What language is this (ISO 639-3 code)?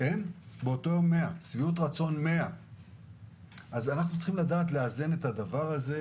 heb